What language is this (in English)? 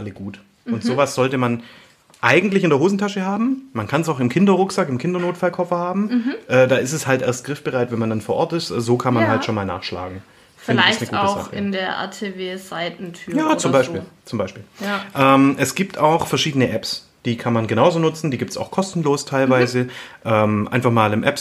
German